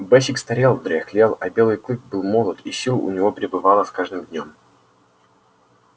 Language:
Russian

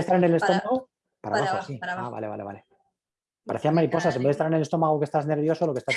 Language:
Spanish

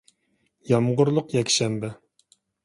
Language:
Uyghur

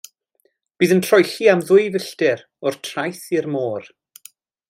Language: Welsh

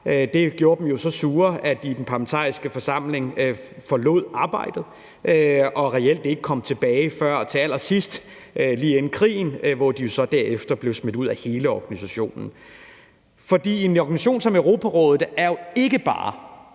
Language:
Danish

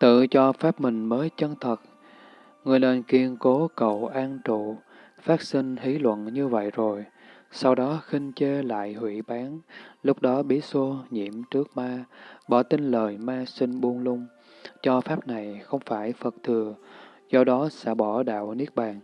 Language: Vietnamese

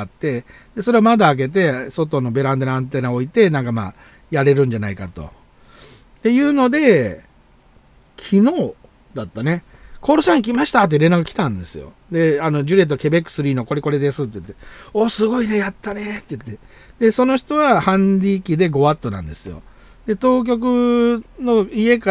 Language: Japanese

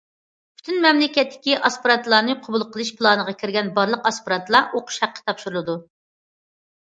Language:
Uyghur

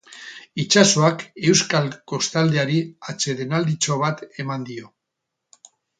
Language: Basque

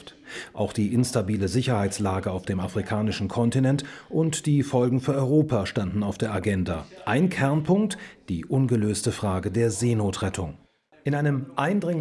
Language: German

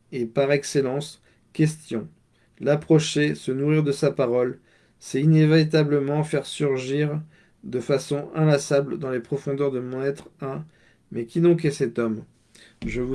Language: French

